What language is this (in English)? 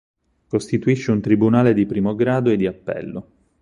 Italian